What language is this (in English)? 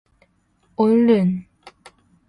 Korean